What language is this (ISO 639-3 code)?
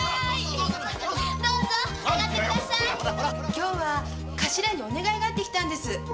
jpn